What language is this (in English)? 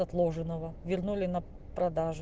Russian